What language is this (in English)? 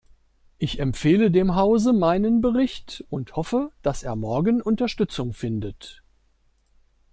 German